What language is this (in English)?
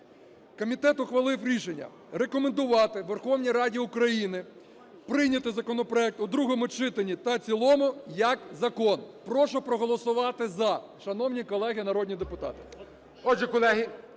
Ukrainian